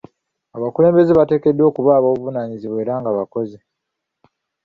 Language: Ganda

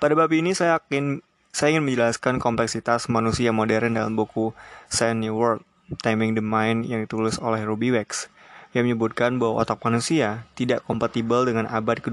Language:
Indonesian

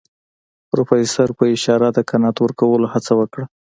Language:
Pashto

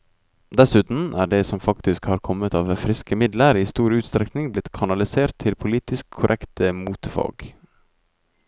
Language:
Norwegian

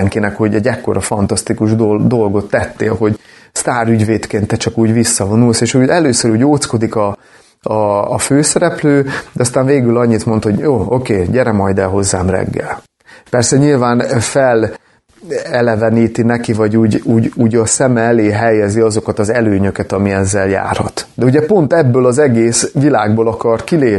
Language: Hungarian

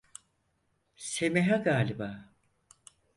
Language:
Turkish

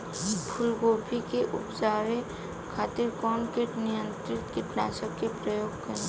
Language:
Bhojpuri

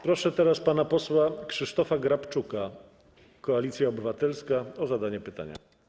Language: Polish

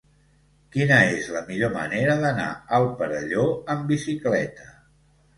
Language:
Catalan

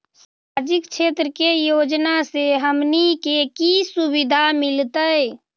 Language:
Magahi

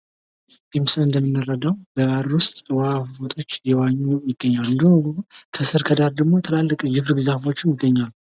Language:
Amharic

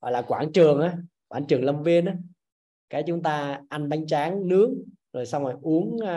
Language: Vietnamese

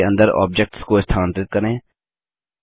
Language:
Hindi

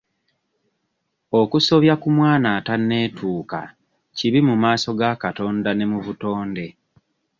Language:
Ganda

